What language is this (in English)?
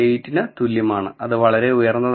Malayalam